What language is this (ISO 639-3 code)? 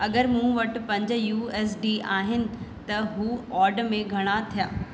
snd